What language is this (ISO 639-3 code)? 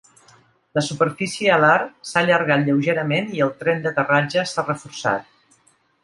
cat